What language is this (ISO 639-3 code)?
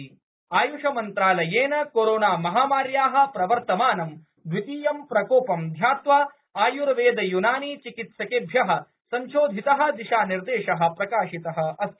san